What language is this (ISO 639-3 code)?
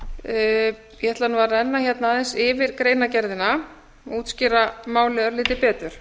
isl